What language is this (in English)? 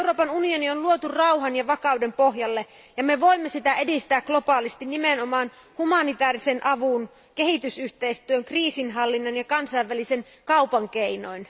Finnish